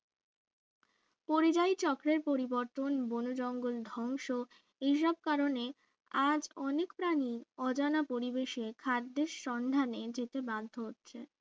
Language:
Bangla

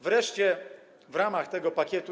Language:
Polish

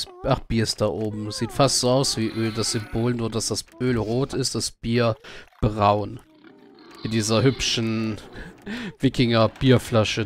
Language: German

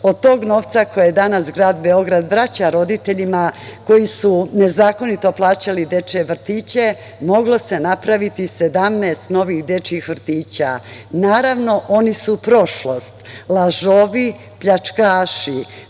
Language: Serbian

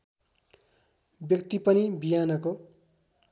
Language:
Nepali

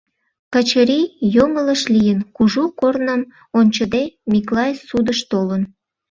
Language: Mari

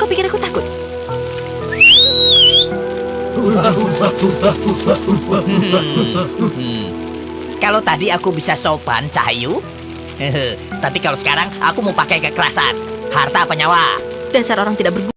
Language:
Indonesian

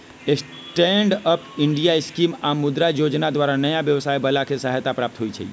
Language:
Magahi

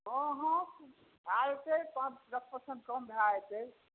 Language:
Maithili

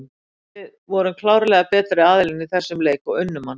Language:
Icelandic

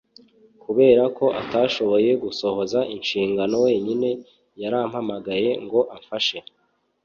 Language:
Kinyarwanda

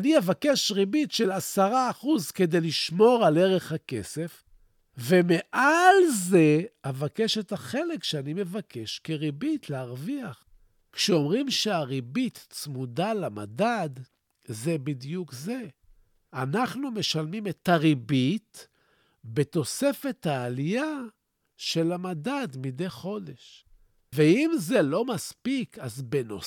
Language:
Hebrew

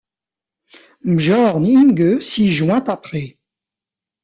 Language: French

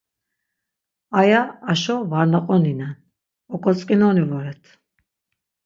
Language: Laz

